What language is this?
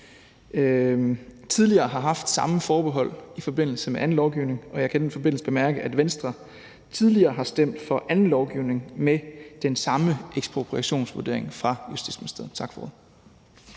Danish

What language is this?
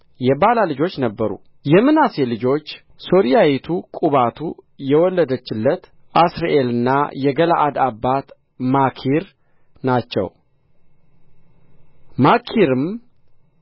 Amharic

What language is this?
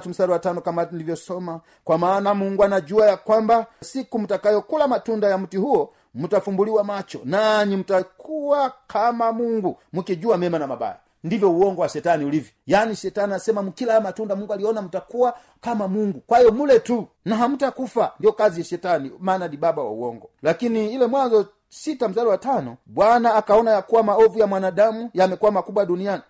Swahili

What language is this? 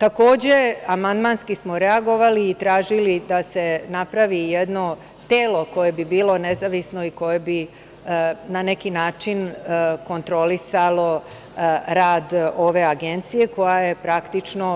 Serbian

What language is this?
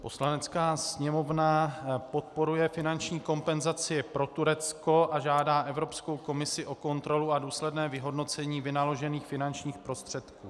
Czech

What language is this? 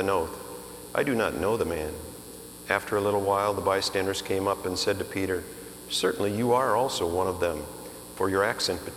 English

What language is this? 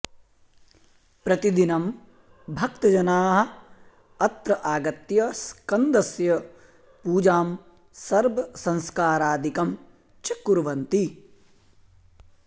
Sanskrit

